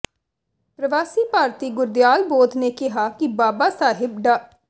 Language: Punjabi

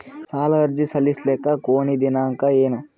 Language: Kannada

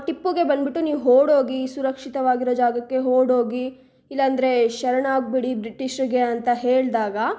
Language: Kannada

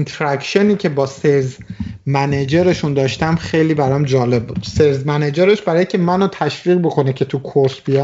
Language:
Persian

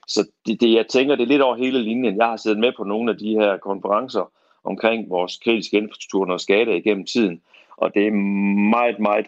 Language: Danish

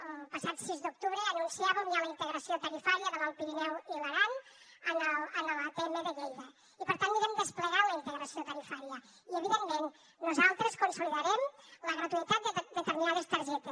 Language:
Catalan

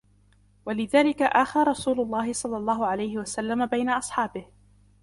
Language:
Arabic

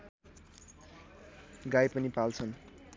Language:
Nepali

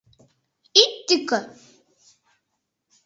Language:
Mari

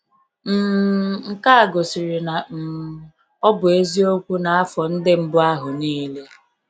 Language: Igbo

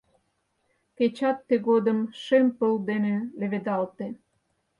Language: Mari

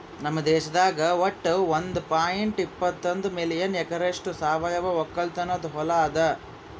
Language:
Kannada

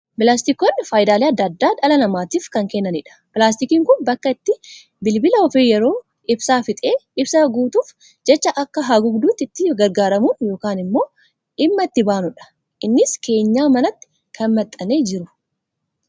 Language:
Oromo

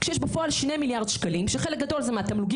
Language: Hebrew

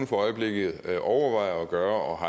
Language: Danish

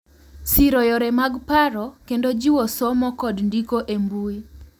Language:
Luo (Kenya and Tanzania)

